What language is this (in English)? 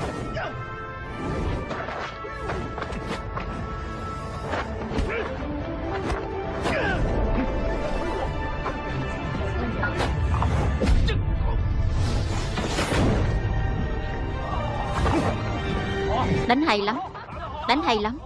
Vietnamese